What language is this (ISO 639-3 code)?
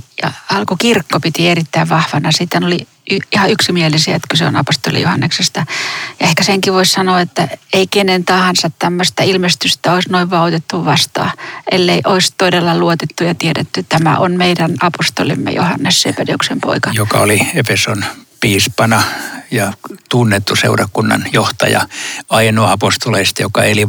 fin